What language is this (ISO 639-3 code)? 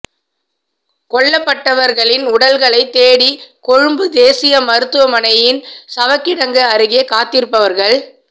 tam